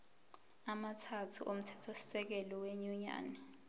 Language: Zulu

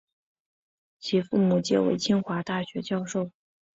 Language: Chinese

